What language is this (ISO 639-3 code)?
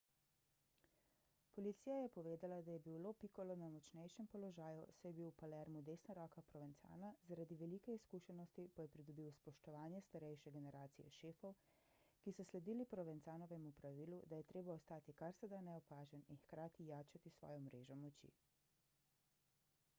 slv